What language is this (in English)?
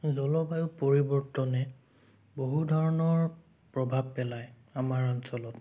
Assamese